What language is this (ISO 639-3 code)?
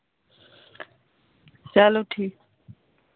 hin